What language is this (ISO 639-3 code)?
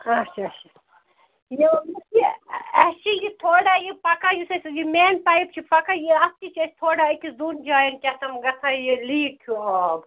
kas